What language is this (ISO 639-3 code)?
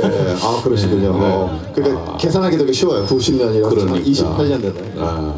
kor